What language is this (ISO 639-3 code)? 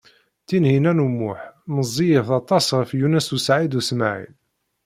kab